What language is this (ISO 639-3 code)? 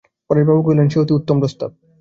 ben